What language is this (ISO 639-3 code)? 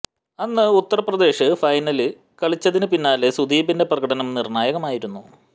mal